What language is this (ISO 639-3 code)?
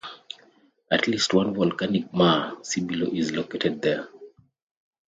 eng